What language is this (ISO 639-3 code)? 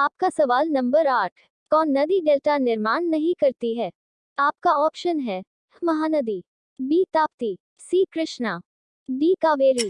hin